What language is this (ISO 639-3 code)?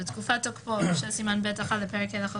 heb